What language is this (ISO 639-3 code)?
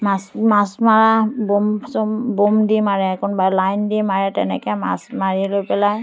asm